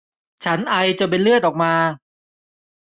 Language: Thai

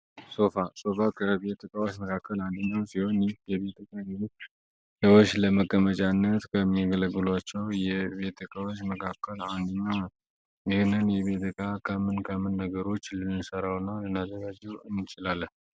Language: Amharic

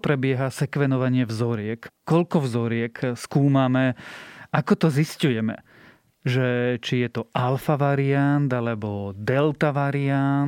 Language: Slovak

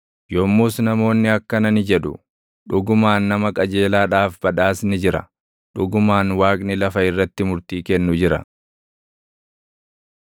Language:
Oromo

